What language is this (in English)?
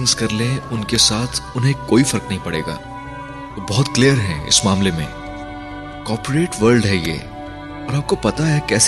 Urdu